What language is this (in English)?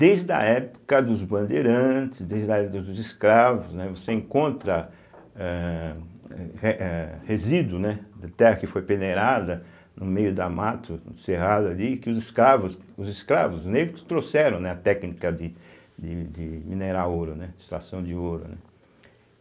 Portuguese